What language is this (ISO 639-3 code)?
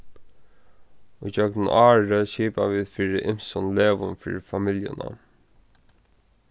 fao